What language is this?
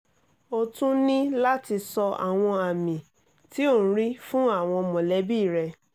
Yoruba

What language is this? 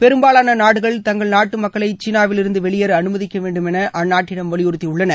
Tamil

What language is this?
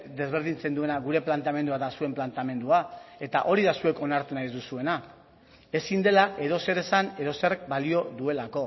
Basque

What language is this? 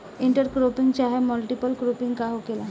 Bhojpuri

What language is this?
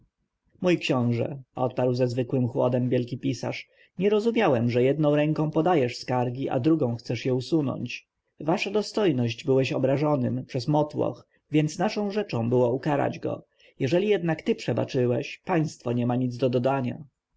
Polish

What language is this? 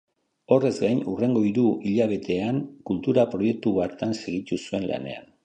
Basque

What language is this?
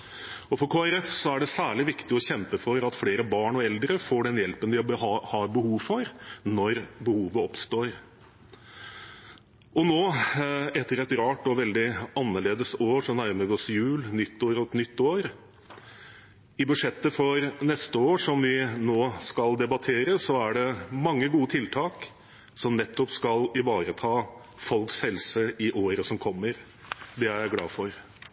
Norwegian Bokmål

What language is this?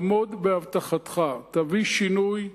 Hebrew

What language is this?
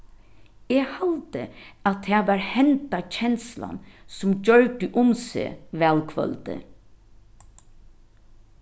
Faroese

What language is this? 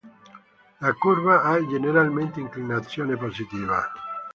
Italian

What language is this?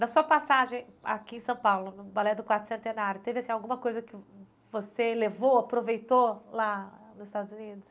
Portuguese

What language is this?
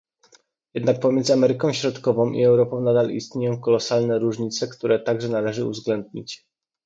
Polish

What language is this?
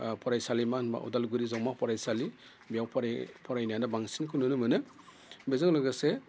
Bodo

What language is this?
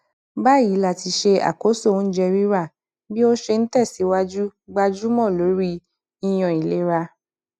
Yoruba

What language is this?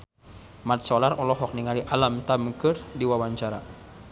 Sundanese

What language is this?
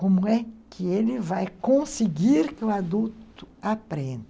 Portuguese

